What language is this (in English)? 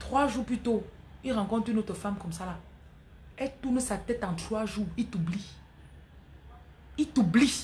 French